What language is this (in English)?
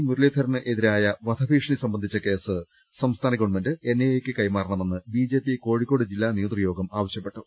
Malayalam